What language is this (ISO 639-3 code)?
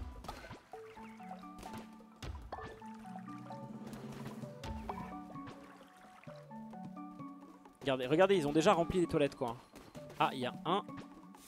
fra